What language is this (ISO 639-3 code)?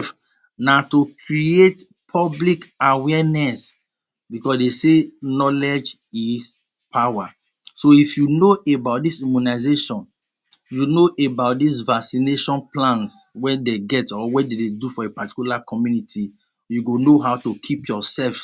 pcm